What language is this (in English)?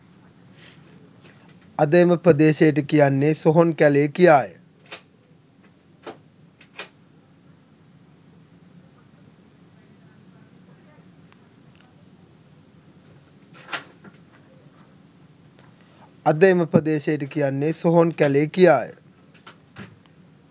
Sinhala